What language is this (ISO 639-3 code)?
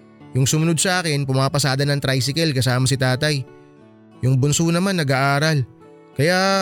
fil